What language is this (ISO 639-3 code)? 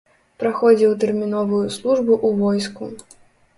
bel